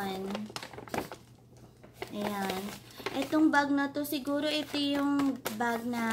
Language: Filipino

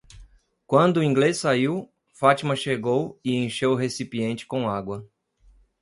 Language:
Portuguese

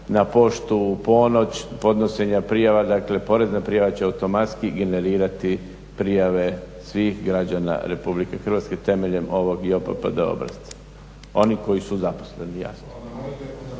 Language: Croatian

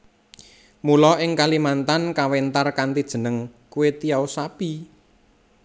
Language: Javanese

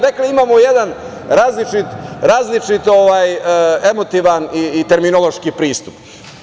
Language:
Serbian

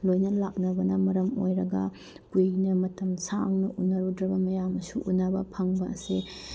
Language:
Manipuri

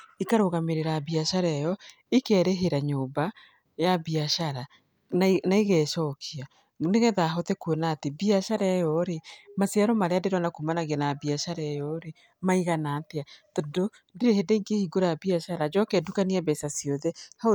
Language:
Kikuyu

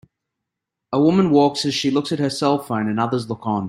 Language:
English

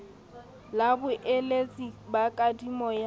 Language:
Southern Sotho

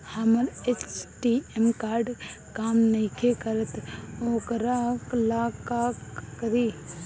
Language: Bhojpuri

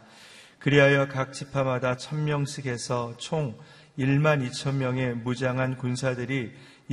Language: Korean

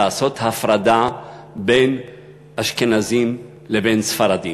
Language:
Hebrew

